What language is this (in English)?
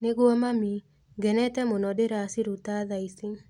Kikuyu